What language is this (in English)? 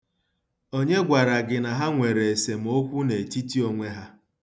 Igbo